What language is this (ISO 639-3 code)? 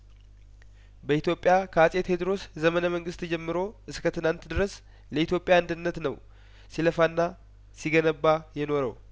amh